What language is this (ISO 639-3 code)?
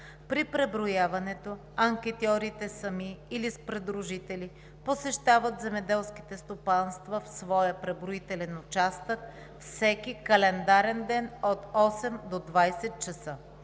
bul